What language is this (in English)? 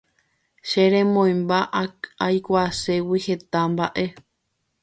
Guarani